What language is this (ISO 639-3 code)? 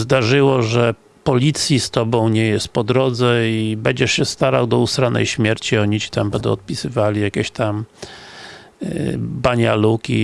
pol